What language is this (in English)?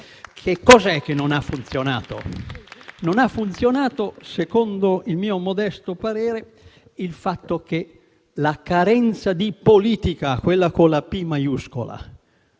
Italian